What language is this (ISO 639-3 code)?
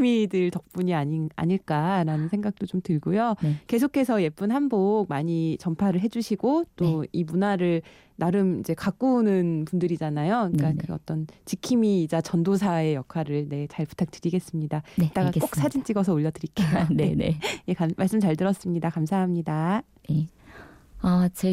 kor